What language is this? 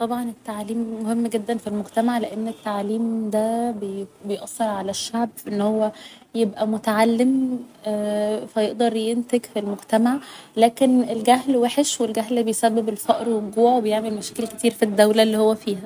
Egyptian Arabic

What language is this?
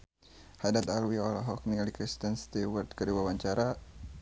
Sundanese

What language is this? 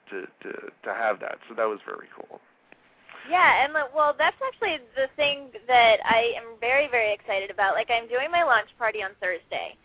English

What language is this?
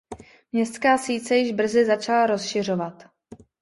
Czech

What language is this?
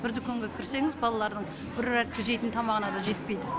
Kazakh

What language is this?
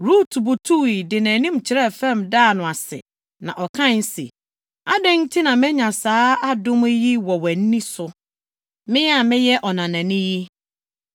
Akan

